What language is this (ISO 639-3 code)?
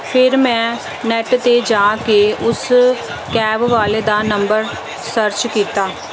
pan